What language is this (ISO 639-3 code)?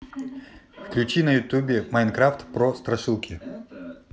rus